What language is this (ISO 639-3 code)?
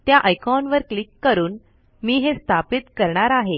mar